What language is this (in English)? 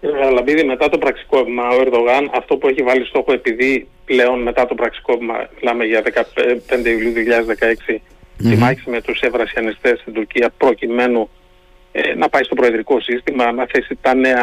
Greek